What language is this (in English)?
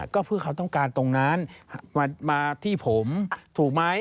Thai